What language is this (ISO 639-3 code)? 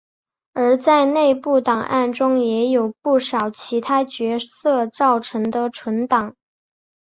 zho